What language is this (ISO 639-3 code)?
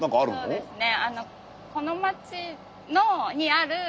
jpn